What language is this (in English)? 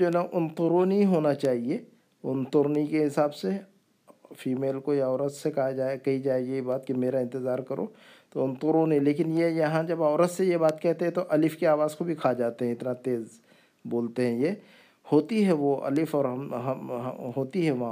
Urdu